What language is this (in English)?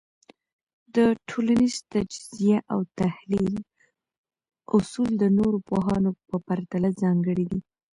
Pashto